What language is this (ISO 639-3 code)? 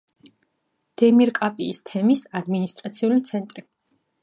kat